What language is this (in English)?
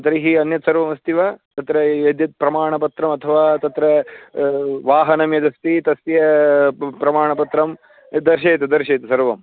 Sanskrit